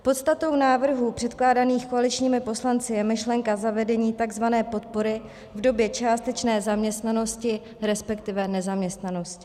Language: Czech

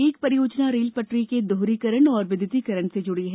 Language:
Hindi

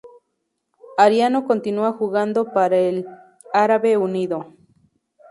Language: Spanish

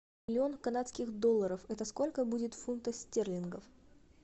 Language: Russian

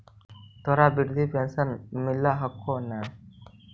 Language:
Magahi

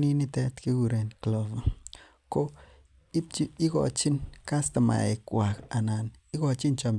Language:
Kalenjin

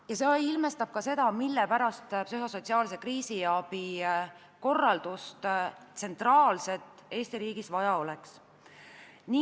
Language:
Estonian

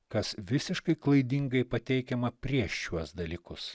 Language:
Lithuanian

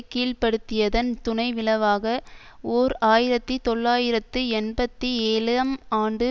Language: Tamil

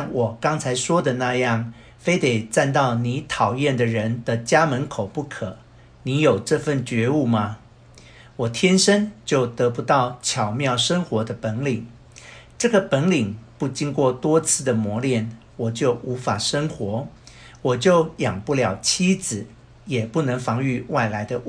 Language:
Chinese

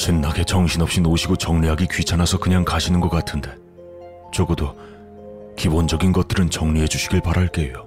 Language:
Korean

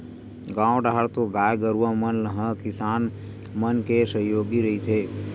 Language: Chhattisgarhi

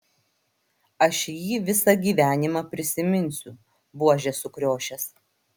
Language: Lithuanian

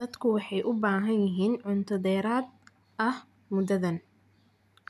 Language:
Somali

